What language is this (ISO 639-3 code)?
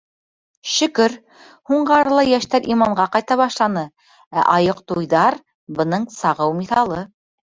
bak